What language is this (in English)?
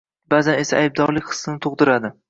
Uzbek